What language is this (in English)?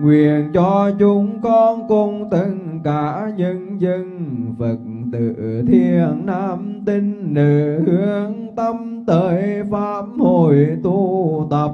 Vietnamese